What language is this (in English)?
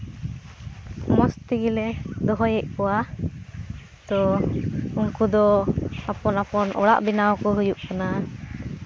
Santali